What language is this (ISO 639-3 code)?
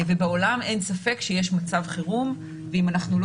heb